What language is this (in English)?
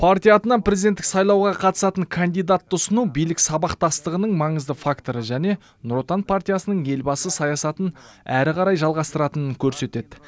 Kazakh